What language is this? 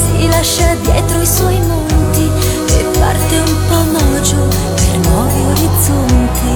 Italian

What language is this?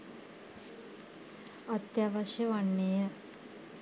Sinhala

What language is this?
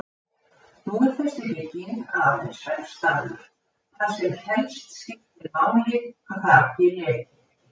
Icelandic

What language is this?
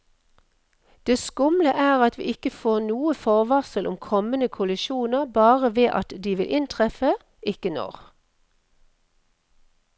Norwegian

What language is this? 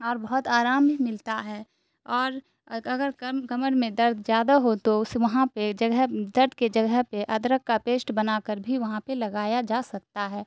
Urdu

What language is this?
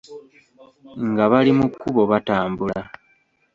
Ganda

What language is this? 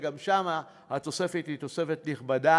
Hebrew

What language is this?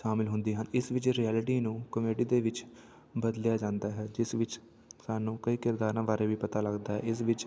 Punjabi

